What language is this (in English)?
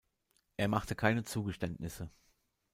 German